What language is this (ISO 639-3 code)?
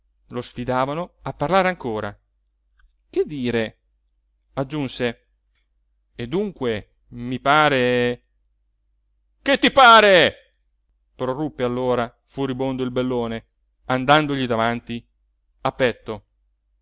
ita